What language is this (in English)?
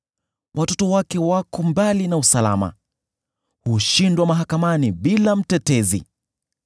Swahili